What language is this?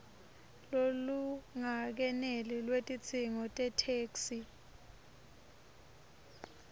Swati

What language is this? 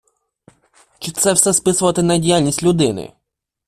Ukrainian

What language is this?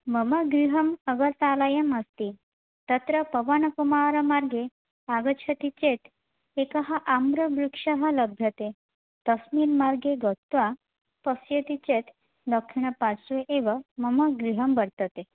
Sanskrit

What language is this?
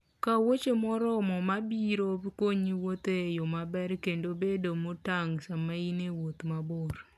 Luo (Kenya and Tanzania)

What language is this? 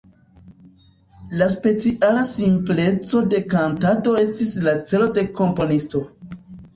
Esperanto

